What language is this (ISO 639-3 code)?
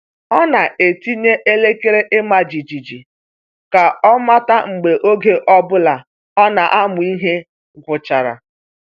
ibo